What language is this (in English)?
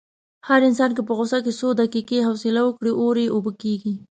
Pashto